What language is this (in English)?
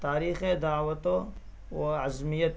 Urdu